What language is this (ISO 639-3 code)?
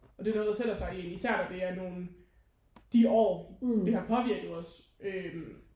dan